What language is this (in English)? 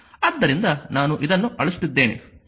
Kannada